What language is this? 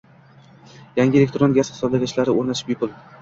Uzbek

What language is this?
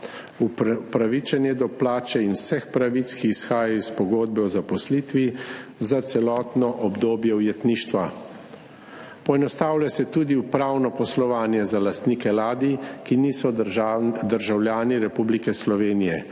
Slovenian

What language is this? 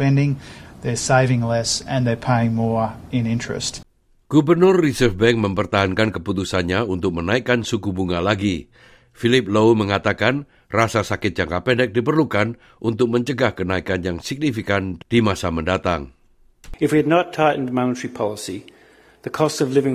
Indonesian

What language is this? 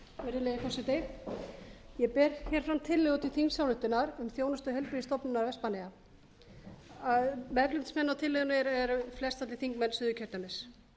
Icelandic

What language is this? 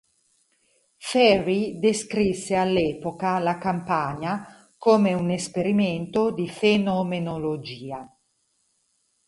Italian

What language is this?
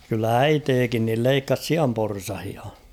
Finnish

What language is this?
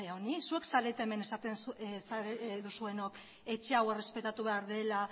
Basque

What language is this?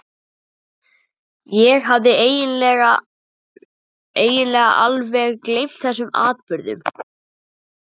Icelandic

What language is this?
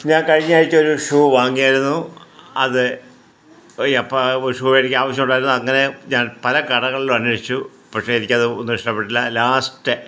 Malayalam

